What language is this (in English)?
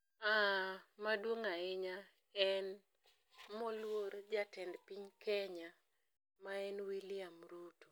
Luo (Kenya and Tanzania)